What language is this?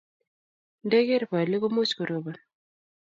Kalenjin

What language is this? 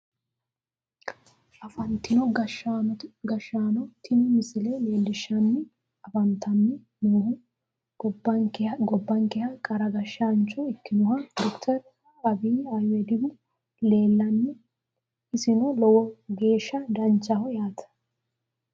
Sidamo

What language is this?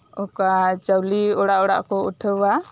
Santali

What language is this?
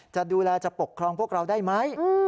Thai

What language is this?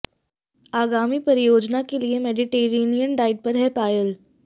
Hindi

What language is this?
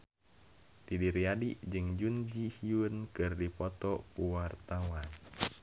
Sundanese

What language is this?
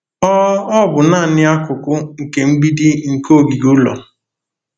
Igbo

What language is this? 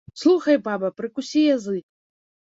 Belarusian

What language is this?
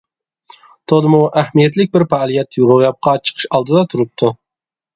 Uyghur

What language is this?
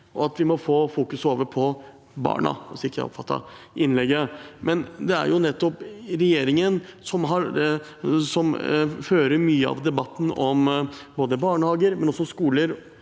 Norwegian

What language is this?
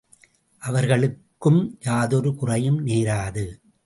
Tamil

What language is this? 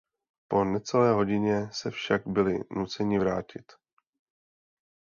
Czech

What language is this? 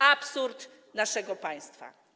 Polish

